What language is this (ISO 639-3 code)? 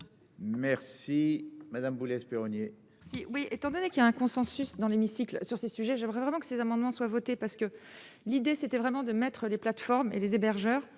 fra